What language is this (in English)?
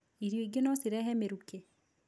Kikuyu